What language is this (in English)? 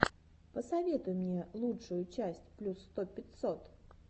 Russian